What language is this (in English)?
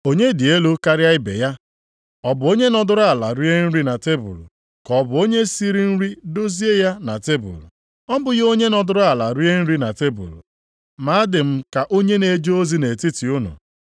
Igbo